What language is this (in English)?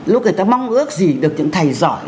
Vietnamese